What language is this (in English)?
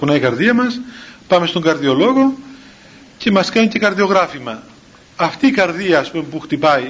Greek